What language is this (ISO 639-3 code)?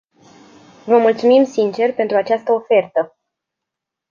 ron